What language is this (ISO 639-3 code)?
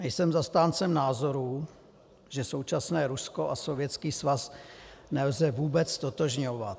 ces